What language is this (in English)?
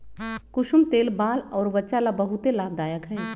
Magahi